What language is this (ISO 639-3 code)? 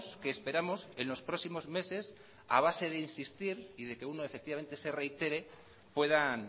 spa